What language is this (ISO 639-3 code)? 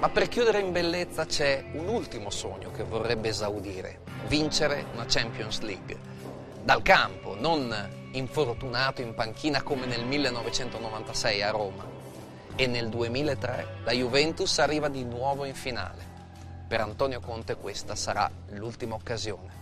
ita